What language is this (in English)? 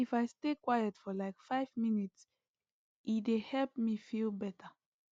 Nigerian Pidgin